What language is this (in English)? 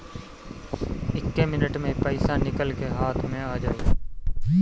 Bhojpuri